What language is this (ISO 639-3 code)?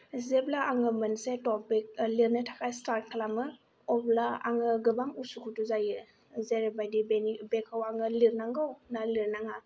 brx